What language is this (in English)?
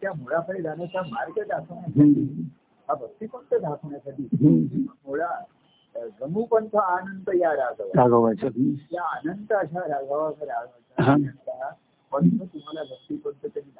Marathi